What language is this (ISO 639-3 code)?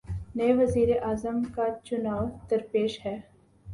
urd